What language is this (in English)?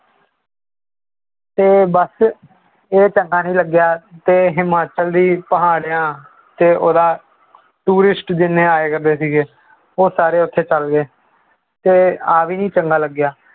Punjabi